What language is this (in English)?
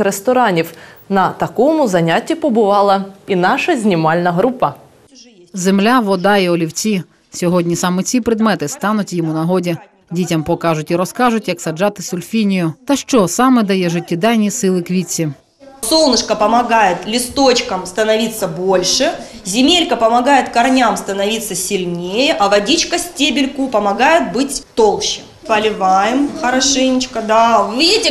Ukrainian